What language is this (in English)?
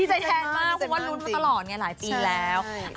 Thai